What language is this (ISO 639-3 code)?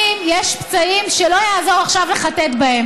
heb